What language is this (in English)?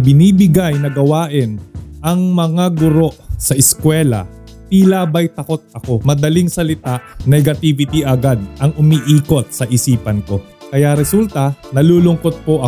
Filipino